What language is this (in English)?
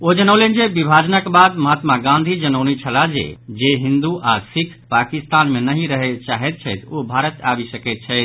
Maithili